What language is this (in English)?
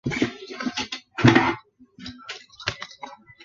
Chinese